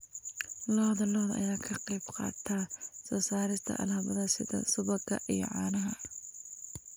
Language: Somali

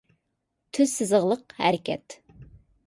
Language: Uyghur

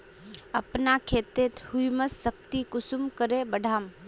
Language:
Magahi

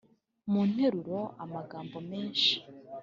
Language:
Kinyarwanda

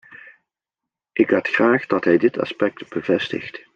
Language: Dutch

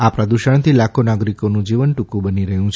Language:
Gujarati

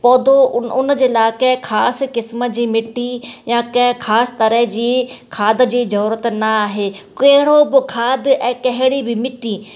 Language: Sindhi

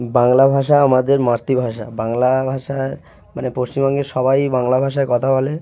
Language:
Bangla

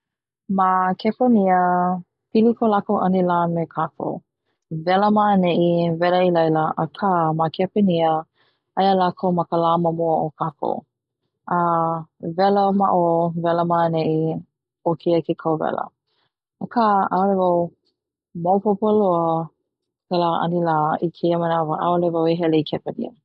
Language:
Hawaiian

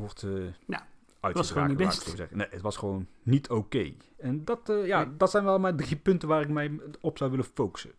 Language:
Dutch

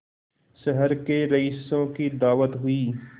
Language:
Hindi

